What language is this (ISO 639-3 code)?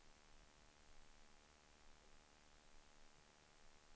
swe